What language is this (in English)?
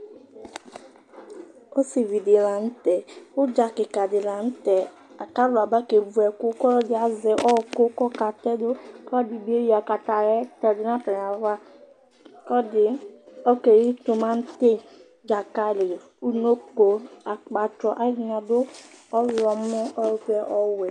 Ikposo